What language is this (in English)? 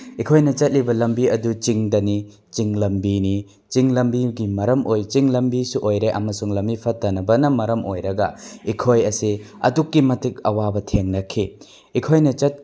Manipuri